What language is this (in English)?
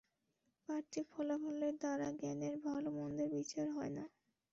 Bangla